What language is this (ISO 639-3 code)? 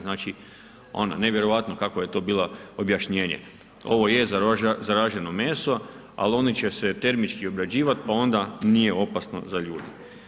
hrv